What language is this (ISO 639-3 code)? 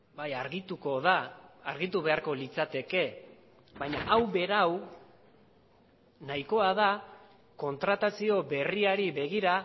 eus